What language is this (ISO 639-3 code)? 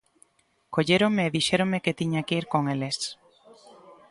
glg